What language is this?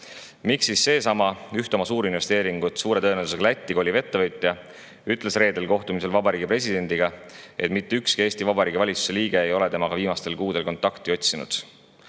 Estonian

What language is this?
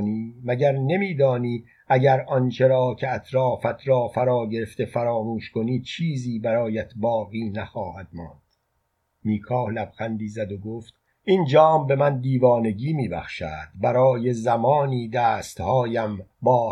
Persian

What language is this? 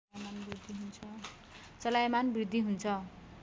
Nepali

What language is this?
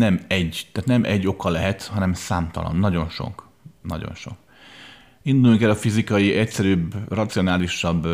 Hungarian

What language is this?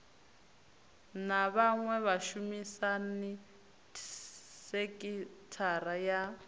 Venda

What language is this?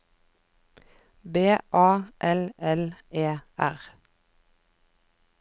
Norwegian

